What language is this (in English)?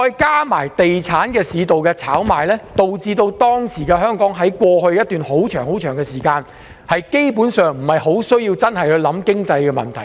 Cantonese